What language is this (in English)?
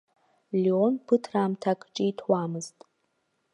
Abkhazian